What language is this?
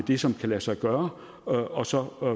Danish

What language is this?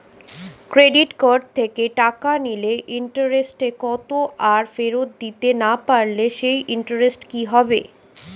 Bangla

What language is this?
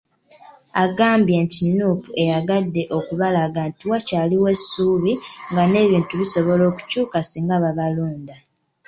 Ganda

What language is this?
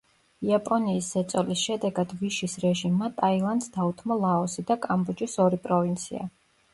Georgian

